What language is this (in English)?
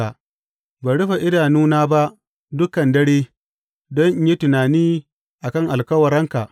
Hausa